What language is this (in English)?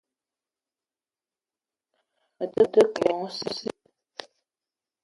Eton (Cameroon)